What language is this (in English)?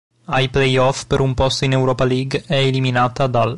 Italian